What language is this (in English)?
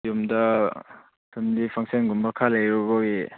Manipuri